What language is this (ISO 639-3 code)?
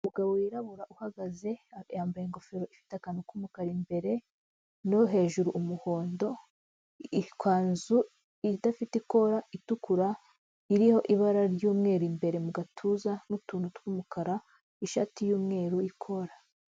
kin